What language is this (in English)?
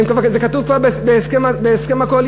Hebrew